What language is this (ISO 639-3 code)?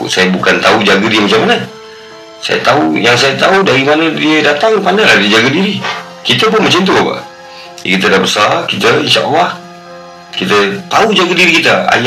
msa